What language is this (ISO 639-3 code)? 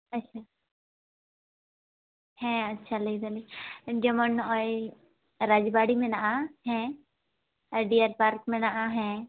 sat